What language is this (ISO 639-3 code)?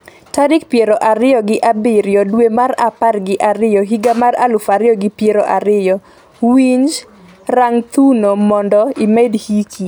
luo